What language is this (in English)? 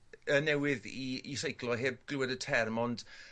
Welsh